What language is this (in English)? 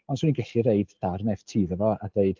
Welsh